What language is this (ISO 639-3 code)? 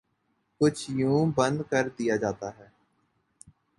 urd